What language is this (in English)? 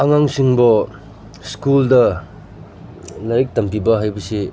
Manipuri